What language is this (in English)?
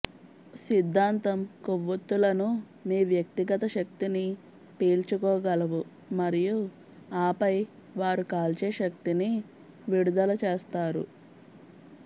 Telugu